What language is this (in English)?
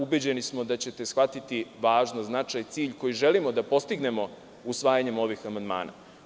Serbian